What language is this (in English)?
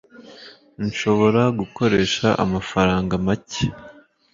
Kinyarwanda